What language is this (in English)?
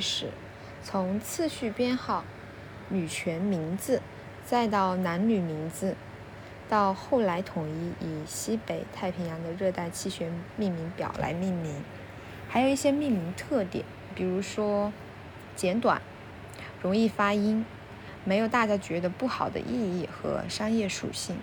Chinese